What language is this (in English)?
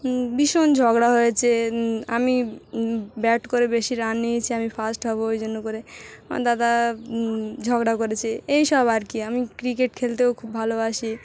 Bangla